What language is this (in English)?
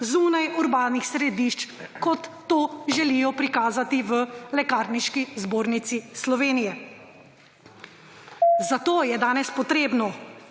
Slovenian